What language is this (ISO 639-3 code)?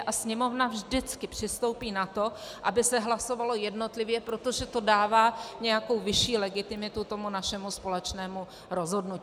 ces